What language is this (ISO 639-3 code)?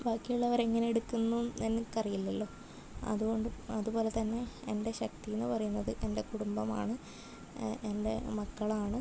mal